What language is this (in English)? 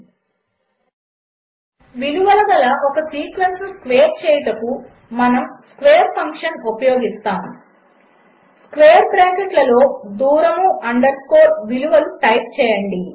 Telugu